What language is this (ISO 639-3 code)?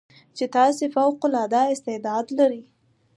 pus